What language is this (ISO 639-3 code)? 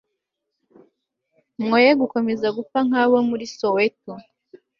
kin